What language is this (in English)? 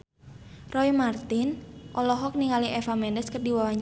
Sundanese